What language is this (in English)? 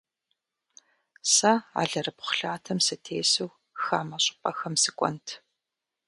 Kabardian